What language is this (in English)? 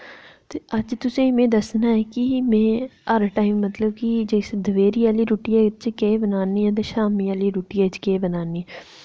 Dogri